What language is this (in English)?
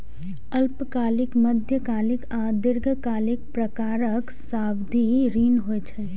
Maithili